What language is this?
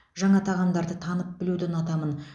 Kazakh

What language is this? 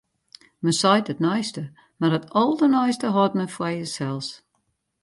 Western Frisian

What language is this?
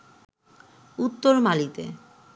Bangla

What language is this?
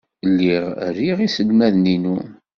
Kabyle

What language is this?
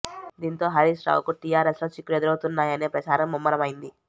Telugu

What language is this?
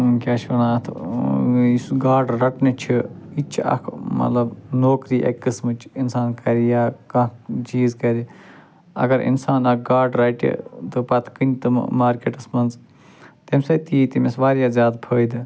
Kashmiri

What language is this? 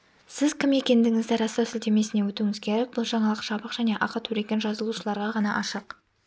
Kazakh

